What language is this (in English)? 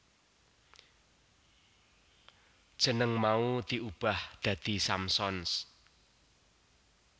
Javanese